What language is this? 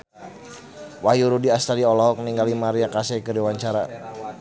Sundanese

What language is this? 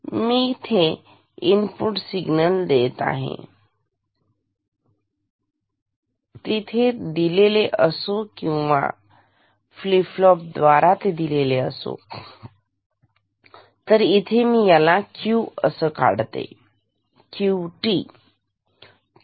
Marathi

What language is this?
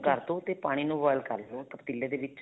Punjabi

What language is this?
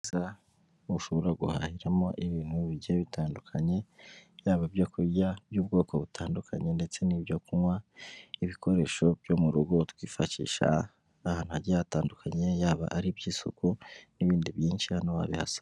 Kinyarwanda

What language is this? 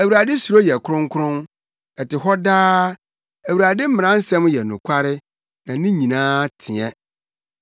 Akan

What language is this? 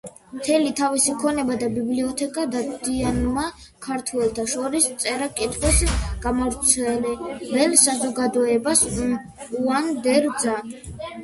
Georgian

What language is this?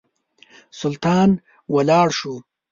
Pashto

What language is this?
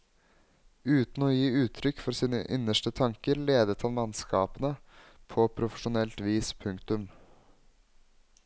Norwegian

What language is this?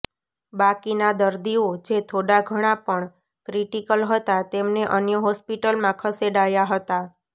Gujarati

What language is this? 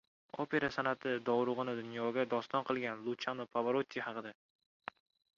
Uzbek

